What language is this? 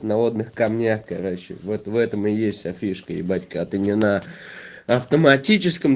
Russian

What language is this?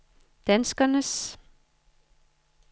Danish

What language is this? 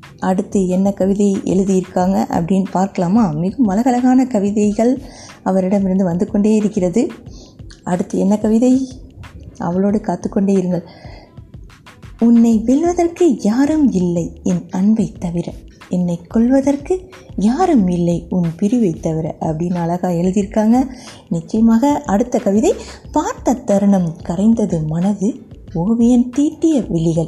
Tamil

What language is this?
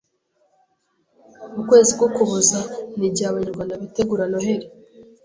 Kinyarwanda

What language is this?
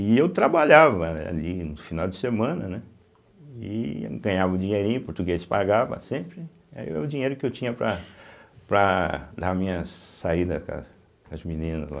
Portuguese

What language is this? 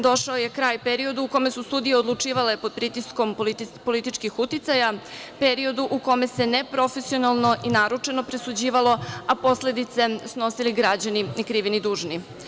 Serbian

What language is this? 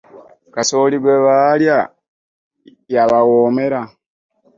Ganda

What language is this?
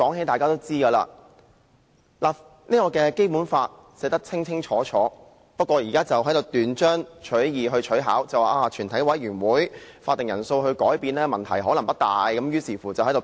Cantonese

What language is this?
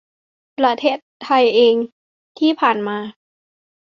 Thai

